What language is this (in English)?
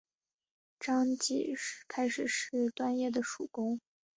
Chinese